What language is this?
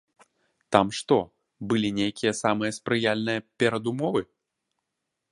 Belarusian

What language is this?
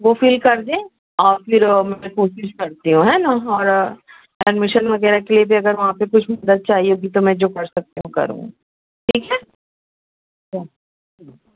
Urdu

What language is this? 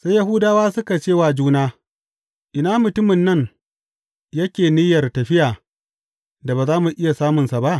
Hausa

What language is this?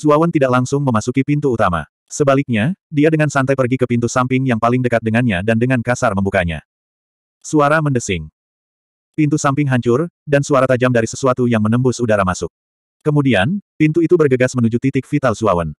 Indonesian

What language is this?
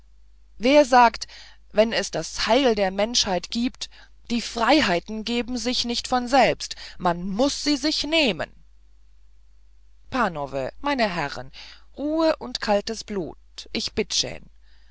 German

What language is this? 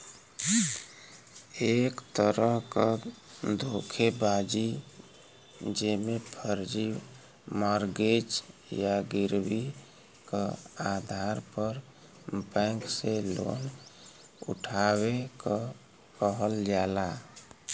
Bhojpuri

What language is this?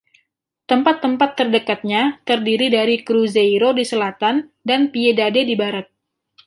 Indonesian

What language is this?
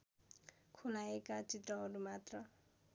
Nepali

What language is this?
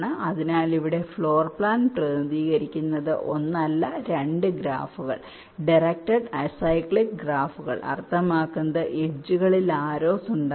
Malayalam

